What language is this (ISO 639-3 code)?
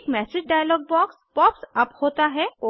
hin